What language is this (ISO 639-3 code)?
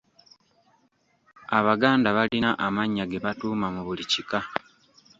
lug